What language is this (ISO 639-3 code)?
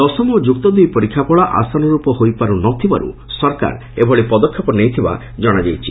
ori